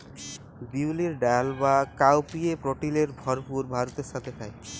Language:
Bangla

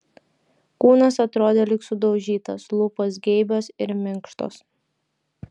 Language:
Lithuanian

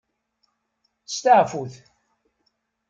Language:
Kabyle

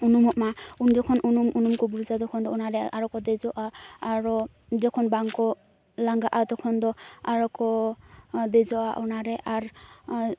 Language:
Santali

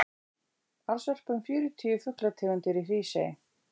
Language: Icelandic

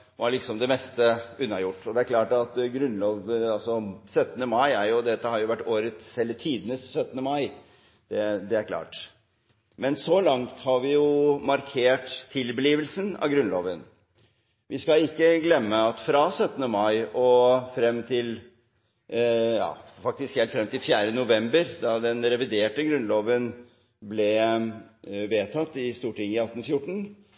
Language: Norwegian Bokmål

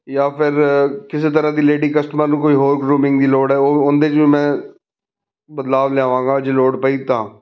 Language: Punjabi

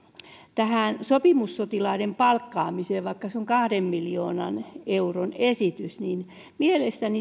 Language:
Finnish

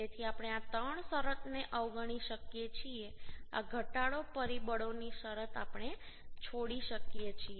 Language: Gujarati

